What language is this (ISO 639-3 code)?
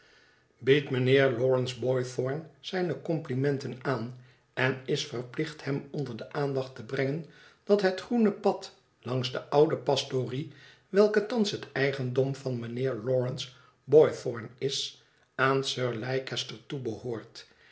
nld